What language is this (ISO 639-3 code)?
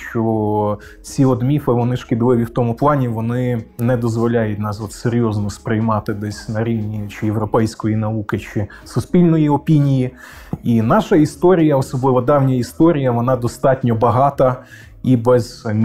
ukr